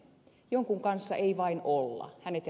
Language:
Finnish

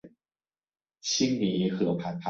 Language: Chinese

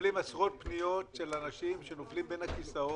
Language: Hebrew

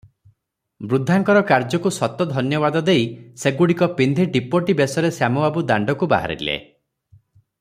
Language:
Odia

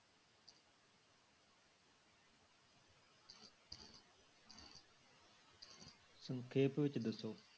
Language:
Punjabi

